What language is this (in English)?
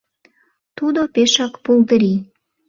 Mari